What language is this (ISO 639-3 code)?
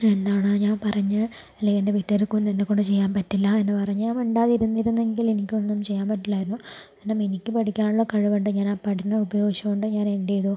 mal